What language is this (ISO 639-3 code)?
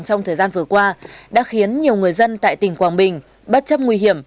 vie